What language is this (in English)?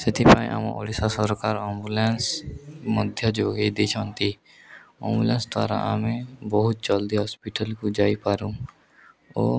Odia